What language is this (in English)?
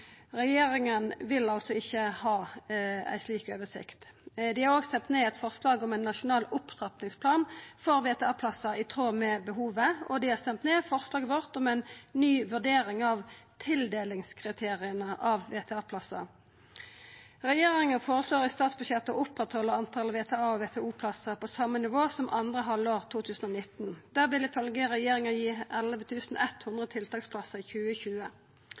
Norwegian Nynorsk